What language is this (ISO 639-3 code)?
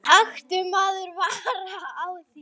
isl